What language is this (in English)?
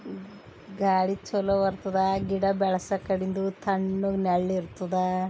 Kannada